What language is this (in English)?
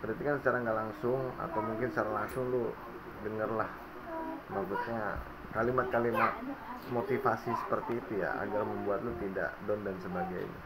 Indonesian